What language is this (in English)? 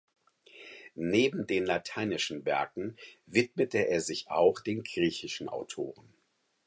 German